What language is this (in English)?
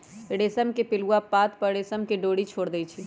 Magahi